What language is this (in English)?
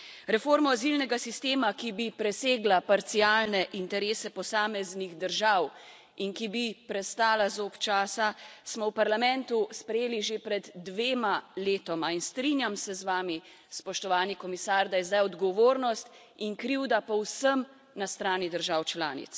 Slovenian